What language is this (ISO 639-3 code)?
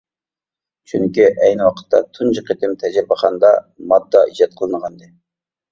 uig